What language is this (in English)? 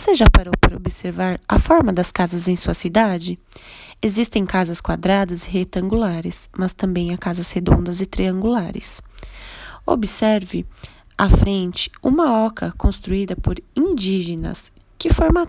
Portuguese